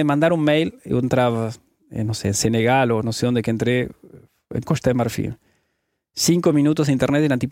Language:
Portuguese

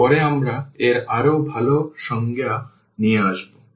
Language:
Bangla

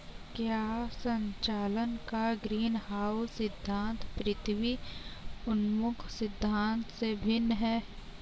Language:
Hindi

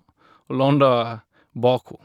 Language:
Norwegian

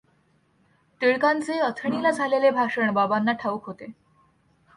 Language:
Marathi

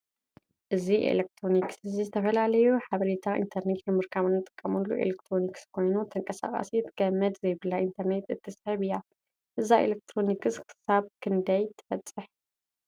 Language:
Tigrinya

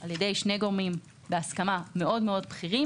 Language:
Hebrew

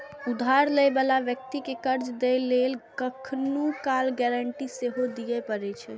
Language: Maithili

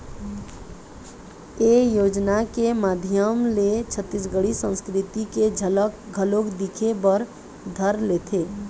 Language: Chhattisgarhi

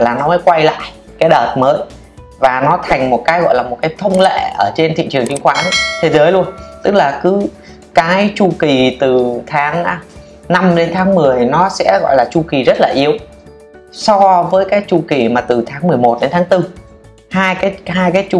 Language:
Vietnamese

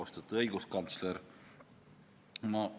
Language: Estonian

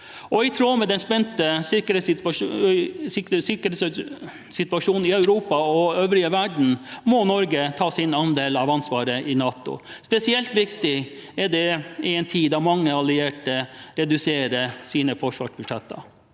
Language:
Norwegian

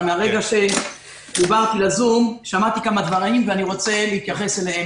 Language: Hebrew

